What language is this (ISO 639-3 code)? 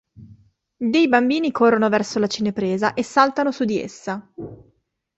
ita